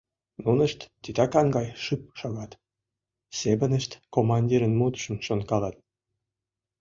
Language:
Mari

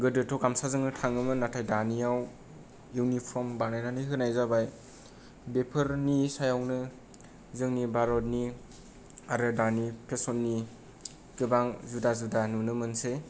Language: Bodo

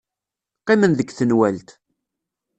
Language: Kabyle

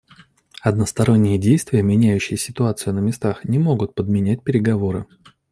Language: Russian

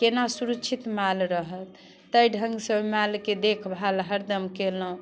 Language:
Maithili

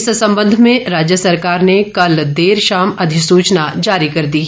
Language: Hindi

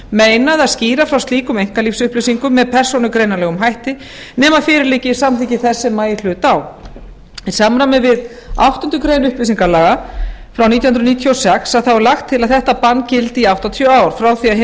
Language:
Icelandic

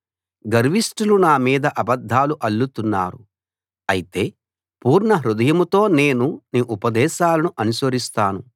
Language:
Telugu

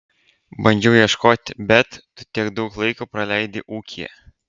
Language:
Lithuanian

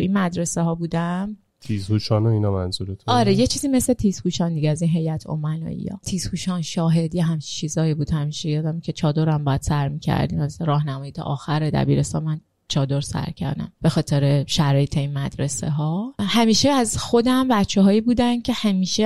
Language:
Persian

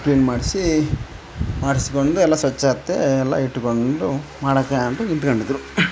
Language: Kannada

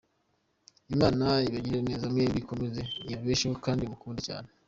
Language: Kinyarwanda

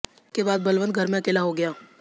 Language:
Hindi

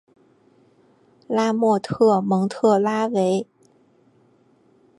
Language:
Chinese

